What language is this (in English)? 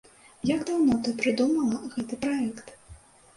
Belarusian